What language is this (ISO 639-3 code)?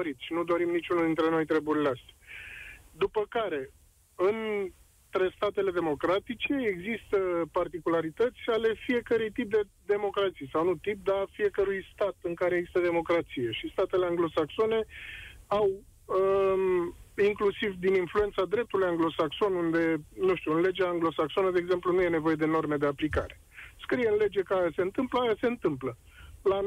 ron